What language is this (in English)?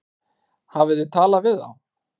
Icelandic